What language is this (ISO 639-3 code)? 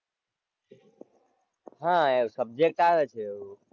guj